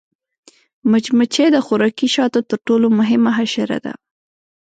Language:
Pashto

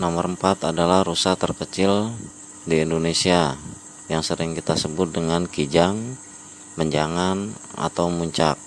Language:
Indonesian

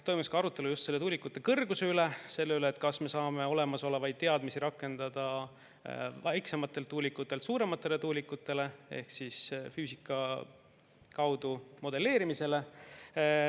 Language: Estonian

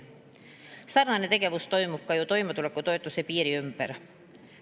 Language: Estonian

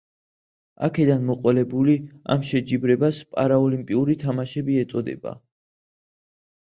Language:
Georgian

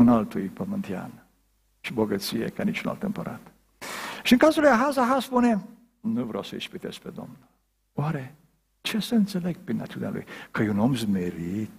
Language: Romanian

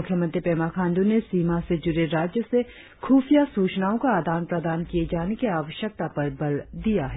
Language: Hindi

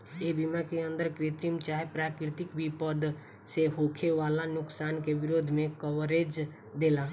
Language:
Bhojpuri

